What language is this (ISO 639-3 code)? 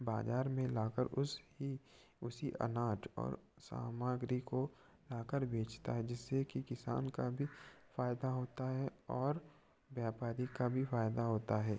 hin